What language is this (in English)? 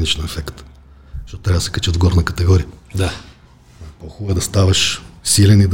Bulgarian